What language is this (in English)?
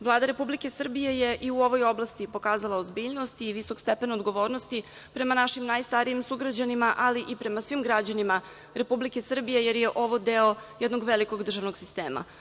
Serbian